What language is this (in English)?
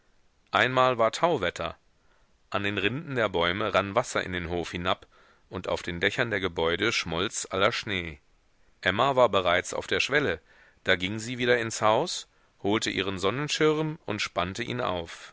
German